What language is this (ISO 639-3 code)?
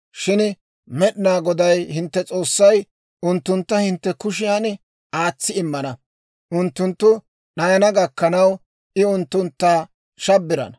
dwr